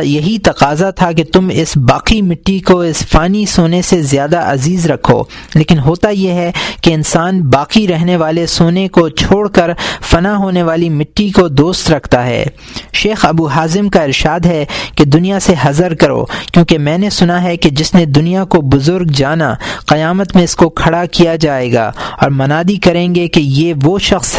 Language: Urdu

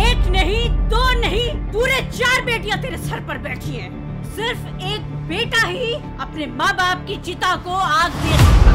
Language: Hindi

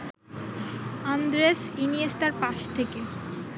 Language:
Bangla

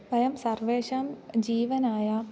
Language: Sanskrit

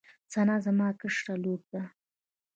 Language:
Pashto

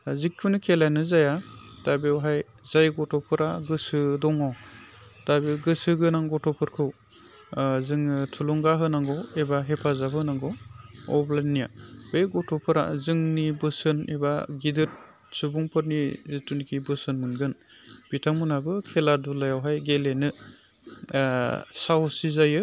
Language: Bodo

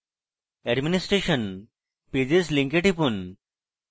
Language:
Bangla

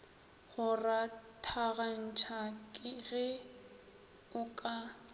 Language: Northern Sotho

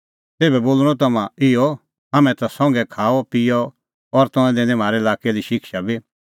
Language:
Kullu Pahari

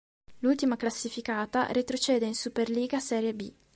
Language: Italian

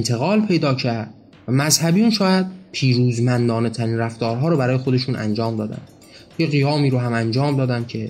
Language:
Persian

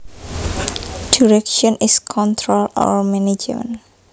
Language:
Javanese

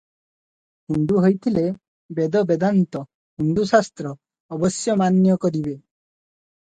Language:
Odia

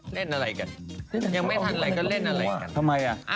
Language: Thai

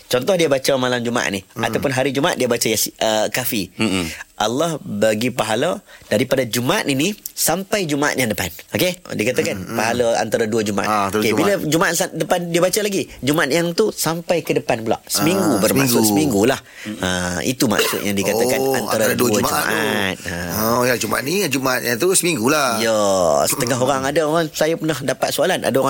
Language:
Malay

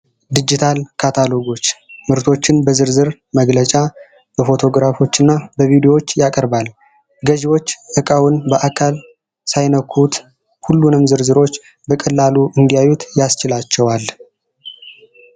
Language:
Amharic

